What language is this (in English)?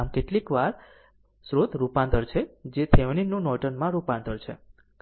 Gujarati